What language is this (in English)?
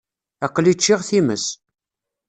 Kabyle